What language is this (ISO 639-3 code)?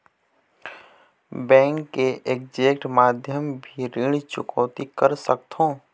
hne